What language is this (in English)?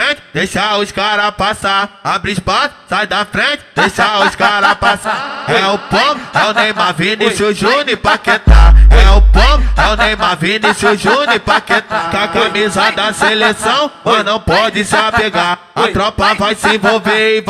Portuguese